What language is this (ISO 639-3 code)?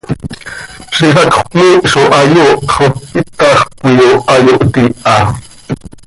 sei